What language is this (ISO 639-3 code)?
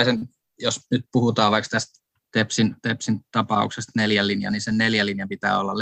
fin